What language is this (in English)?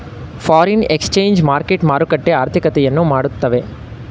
Kannada